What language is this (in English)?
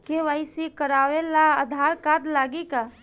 Bhojpuri